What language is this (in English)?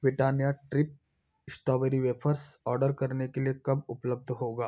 Hindi